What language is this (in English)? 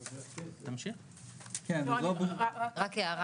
Hebrew